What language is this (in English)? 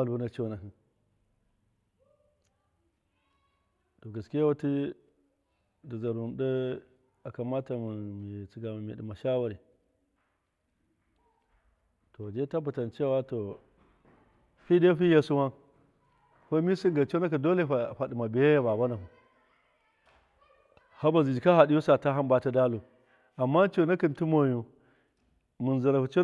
Miya